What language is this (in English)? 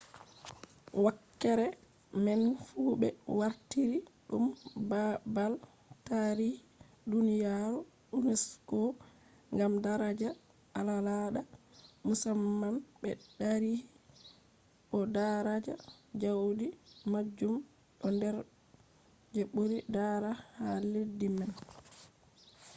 Fula